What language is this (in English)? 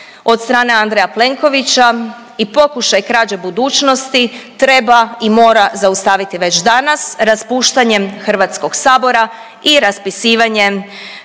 Croatian